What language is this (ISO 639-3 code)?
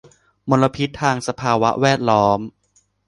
tha